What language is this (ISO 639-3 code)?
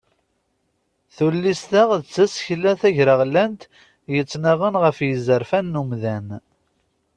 kab